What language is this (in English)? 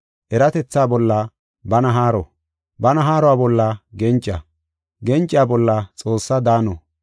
Gofa